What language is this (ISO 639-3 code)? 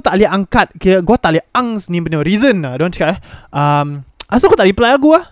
msa